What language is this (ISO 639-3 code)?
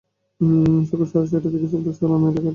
ben